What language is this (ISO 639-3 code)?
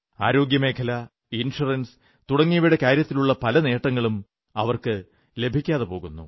mal